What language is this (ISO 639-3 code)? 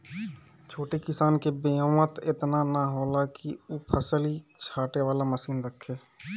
bho